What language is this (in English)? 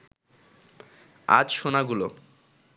Bangla